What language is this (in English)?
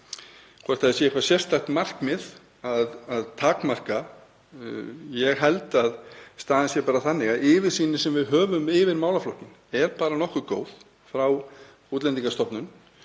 Icelandic